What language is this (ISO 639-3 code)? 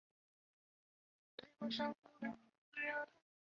zho